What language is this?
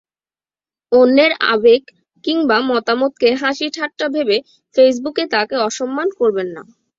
Bangla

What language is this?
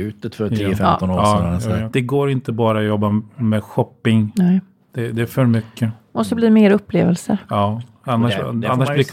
Swedish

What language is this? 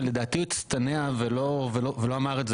Hebrew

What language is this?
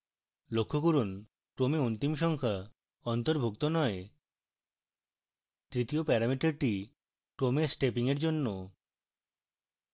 Bangla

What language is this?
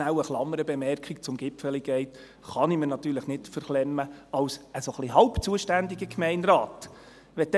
Swiss German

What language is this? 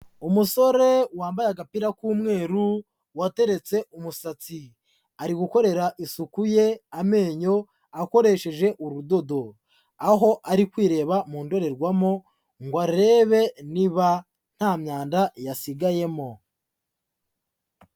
Kinyarwanda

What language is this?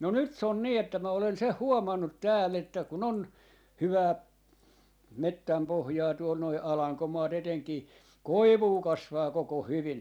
Finnish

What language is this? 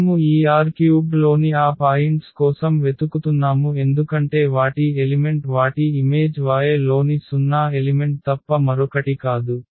Telugu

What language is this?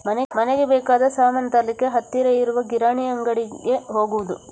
Kannada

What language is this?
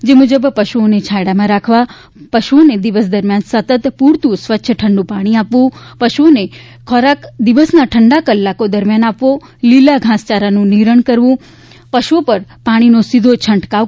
Gujarati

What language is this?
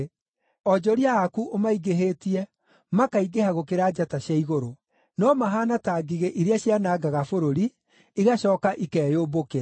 Kikuyu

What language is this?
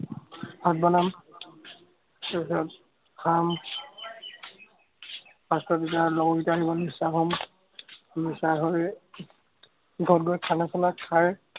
Assamese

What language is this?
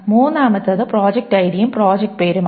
Malayalam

